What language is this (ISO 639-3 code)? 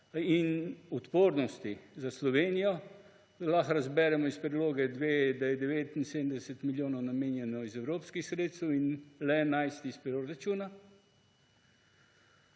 slv